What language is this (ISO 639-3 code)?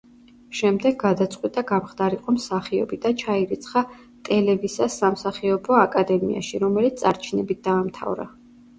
kat